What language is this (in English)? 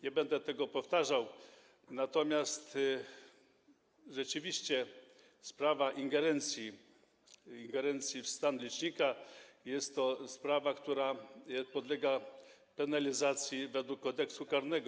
Polish